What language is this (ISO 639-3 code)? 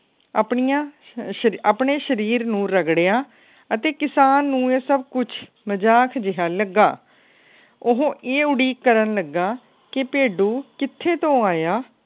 pan